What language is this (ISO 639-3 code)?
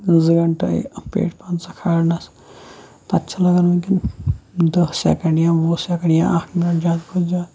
kas